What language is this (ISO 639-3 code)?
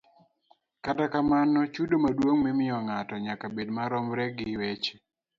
luo